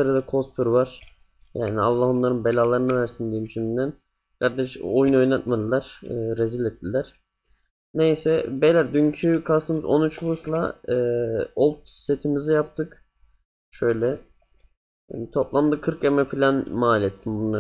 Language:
Turkish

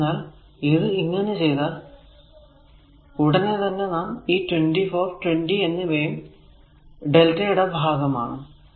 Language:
Malayalam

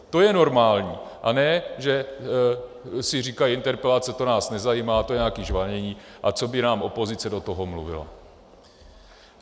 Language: Czech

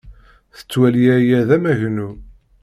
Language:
Kabyle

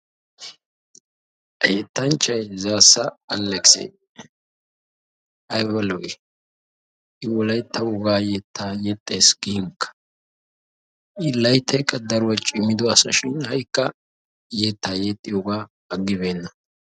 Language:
Wolaytta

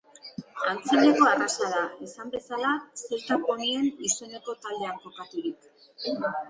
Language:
Basque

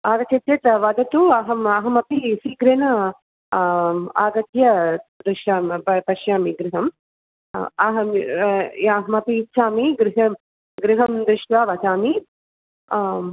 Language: Sanskrit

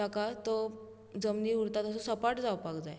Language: Konkani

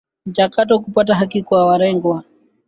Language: Swahili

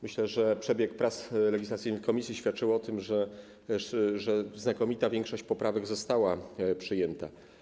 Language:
Polish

